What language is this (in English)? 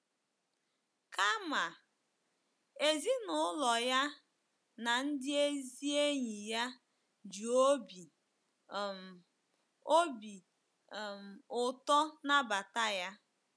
Igbo